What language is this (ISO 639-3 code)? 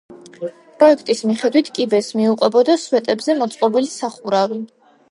kat